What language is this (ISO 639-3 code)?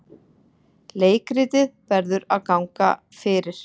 isl